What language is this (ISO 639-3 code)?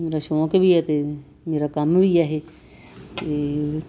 pan